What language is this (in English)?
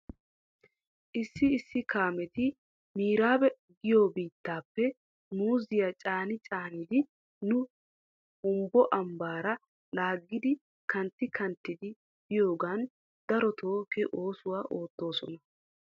Wolaytta